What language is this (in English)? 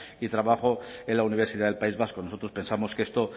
Spanish